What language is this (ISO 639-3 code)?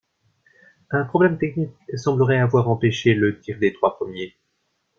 fra